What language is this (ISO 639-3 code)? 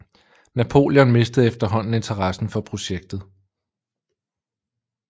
dan